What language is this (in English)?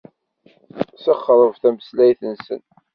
Kabyle